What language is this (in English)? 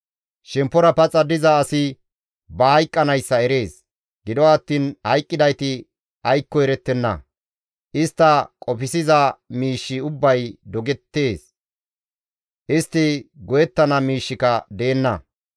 Gamo